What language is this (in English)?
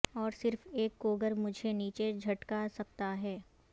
Urdu